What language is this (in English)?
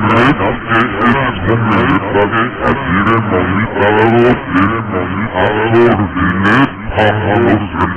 Abkhazian